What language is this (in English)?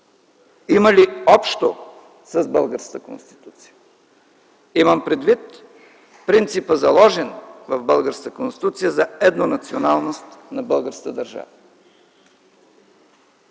Bulgarian